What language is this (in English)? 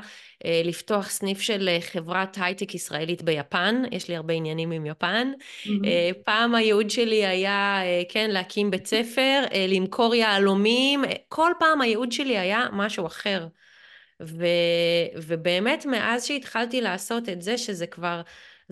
Hebrew